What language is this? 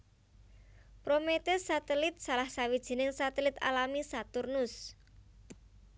Javanese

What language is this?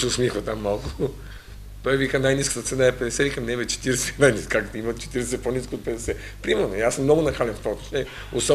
Bulgarian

